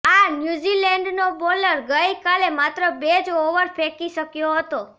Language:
Gujarati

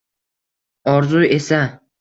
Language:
Uzbek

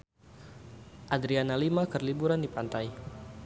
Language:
Sundanese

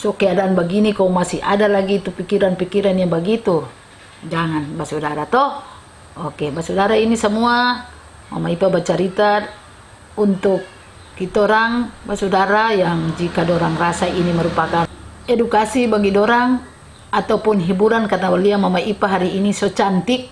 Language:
Indonesian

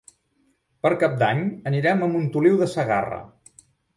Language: Catalan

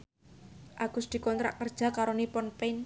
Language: Javanese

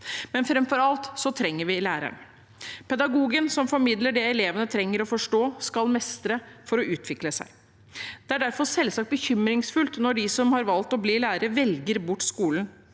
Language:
Norwegian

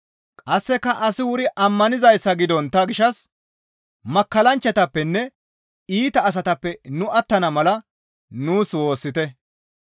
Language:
Gamo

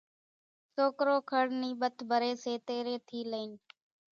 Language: Kachi Koli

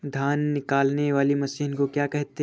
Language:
Hindi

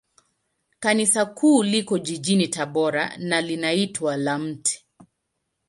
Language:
Swahili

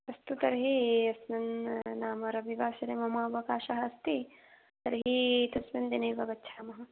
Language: Sanskrit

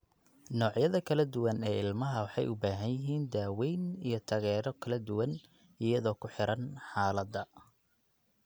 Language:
Somali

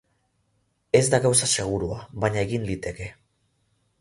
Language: Basque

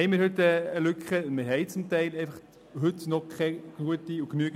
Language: Swiss German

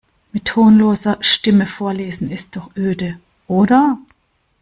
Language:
German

